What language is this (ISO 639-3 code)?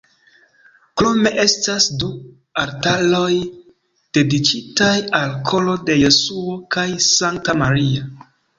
epo